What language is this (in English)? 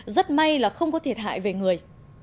Vietnamese